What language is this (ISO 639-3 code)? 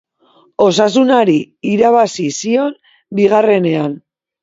eus